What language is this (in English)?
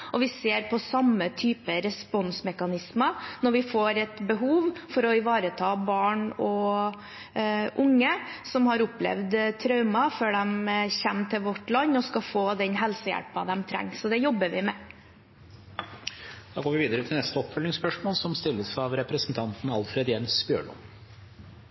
Norwegian